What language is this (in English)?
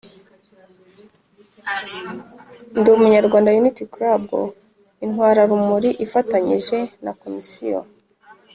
Kinyarwanda